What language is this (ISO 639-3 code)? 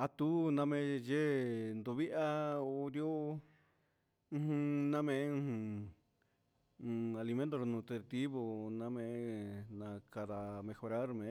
mxs